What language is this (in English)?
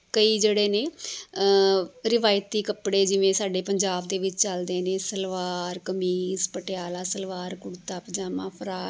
Punjabi